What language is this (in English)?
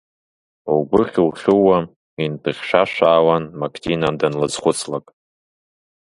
Abkhazian